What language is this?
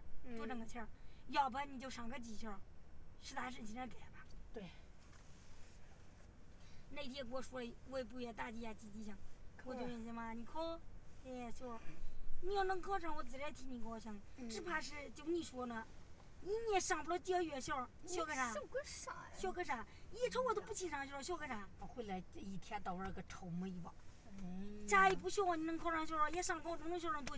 Chinese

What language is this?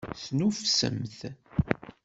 Kabyle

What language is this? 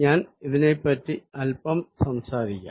Malayalam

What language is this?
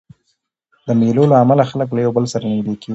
Pashto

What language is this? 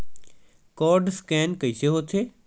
Chhattisgarhi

